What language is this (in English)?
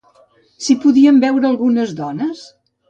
Catalan